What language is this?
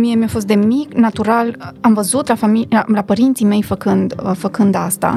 Romanian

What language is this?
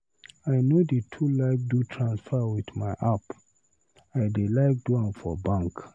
Nigerian Pidgin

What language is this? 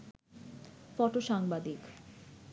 Bangla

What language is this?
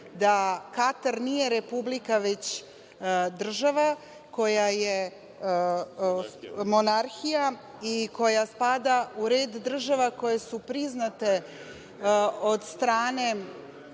Serbian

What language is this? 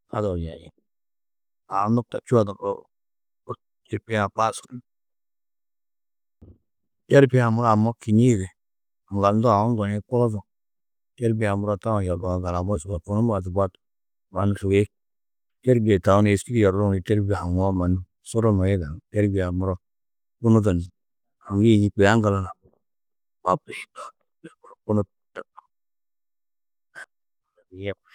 Tedaga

